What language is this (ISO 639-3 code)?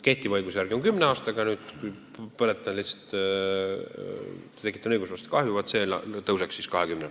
est